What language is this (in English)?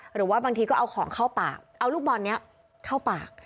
Thai